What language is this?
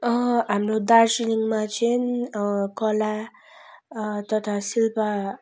Nepali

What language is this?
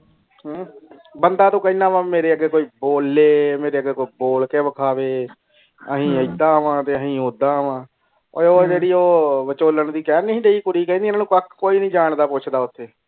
Punjabi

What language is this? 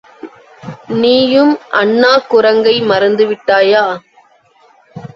Tamil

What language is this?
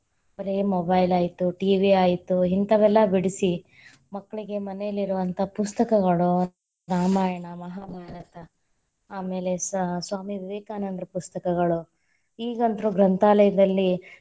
Kannada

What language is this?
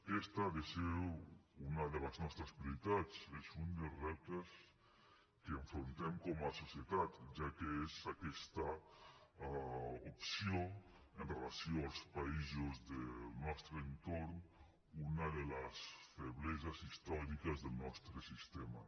Catalan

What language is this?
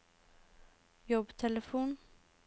Norwegian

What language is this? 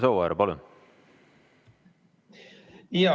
Estonian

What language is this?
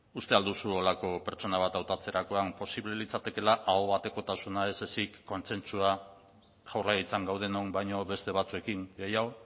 Basque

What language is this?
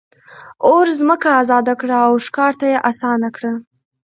Pashto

